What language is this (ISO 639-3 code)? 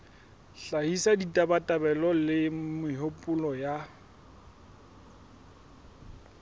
sot